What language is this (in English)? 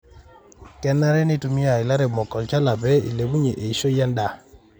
Masai